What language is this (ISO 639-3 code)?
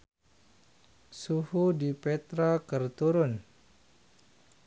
sun